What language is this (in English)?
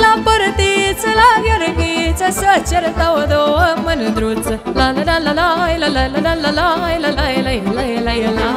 Romanian